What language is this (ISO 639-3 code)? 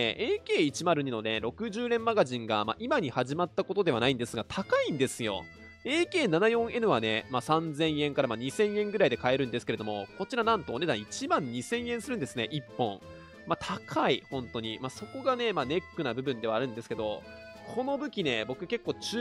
jpn